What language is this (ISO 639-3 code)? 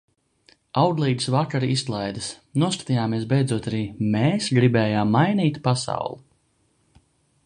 lav